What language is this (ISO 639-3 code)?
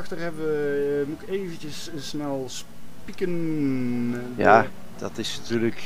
nld